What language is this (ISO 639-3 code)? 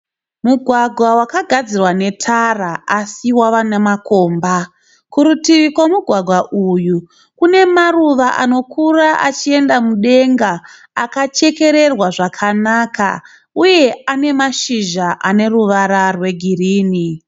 sna